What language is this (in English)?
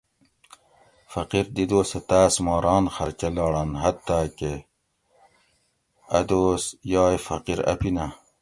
Gawri